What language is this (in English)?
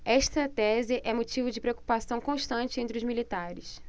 Portuguese